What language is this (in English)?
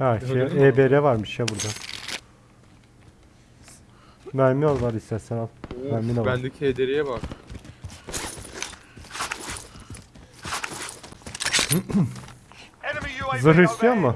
Turkish